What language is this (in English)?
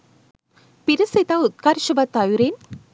Sinhala